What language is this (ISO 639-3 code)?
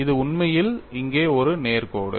tam